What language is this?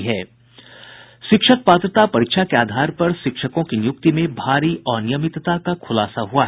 Hindi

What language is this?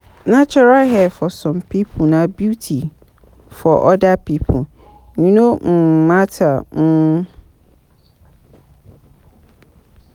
Nigerian Pidgin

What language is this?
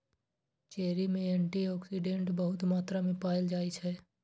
Maithili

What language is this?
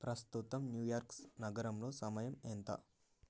Telugu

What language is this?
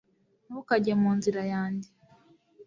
Kinyarwanda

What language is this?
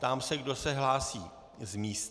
Czech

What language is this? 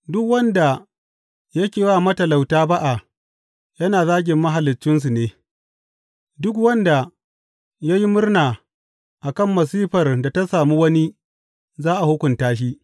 Hausa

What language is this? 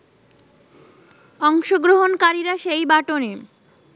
Bangla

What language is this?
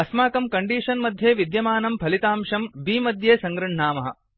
Sanskrit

